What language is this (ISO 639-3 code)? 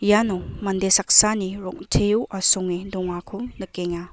grt